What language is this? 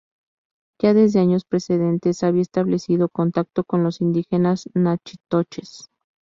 Spanish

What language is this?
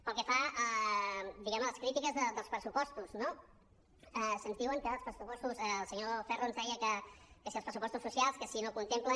Catalan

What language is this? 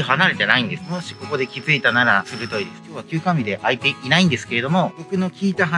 Japanese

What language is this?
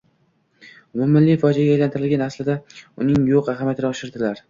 Uzbek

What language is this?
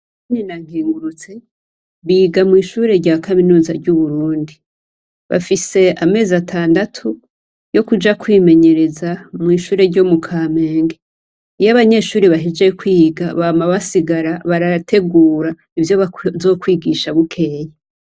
Rundi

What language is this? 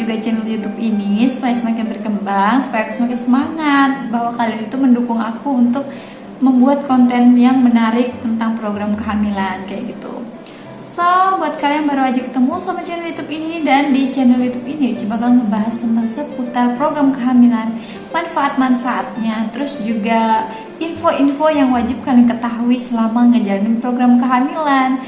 Indonesian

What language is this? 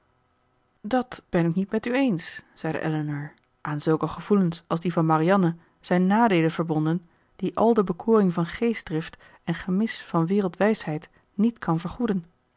Dutch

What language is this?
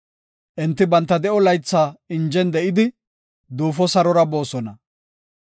Gofa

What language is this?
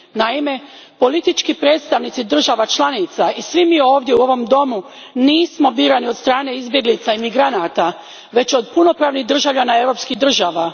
Croatian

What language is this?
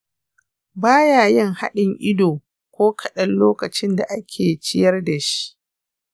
Hausa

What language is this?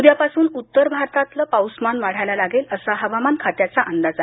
Marathi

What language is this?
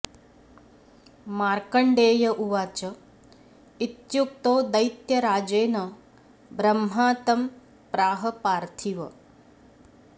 Sanskrit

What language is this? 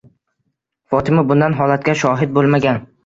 Uzbek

